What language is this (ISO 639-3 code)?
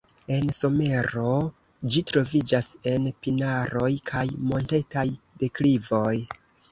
epo